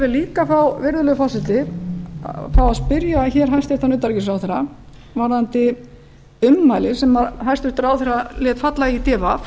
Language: Icelandic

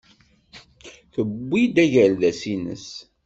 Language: Kabyle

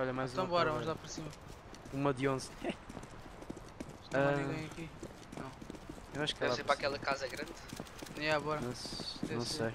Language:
Portuguese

